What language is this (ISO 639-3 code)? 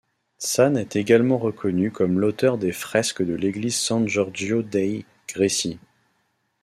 fra